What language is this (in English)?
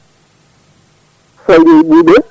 Fula